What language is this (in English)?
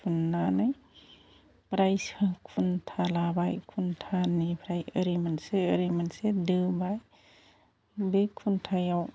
Bodo